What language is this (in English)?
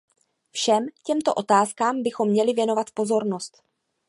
Czech